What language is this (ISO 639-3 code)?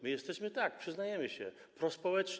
pol